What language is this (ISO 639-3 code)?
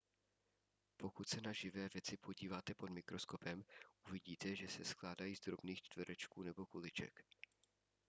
ces